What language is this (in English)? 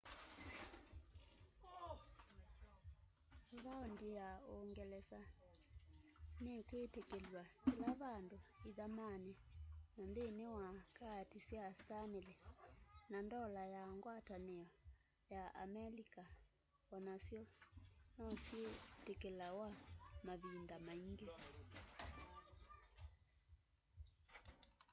Kamba